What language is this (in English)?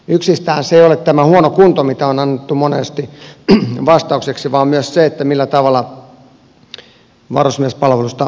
Finnish